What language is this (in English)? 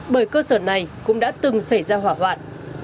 Vietnamese